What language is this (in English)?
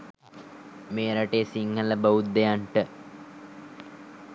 Sinhala